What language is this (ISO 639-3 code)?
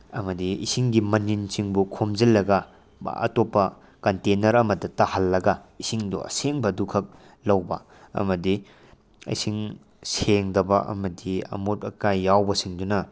mni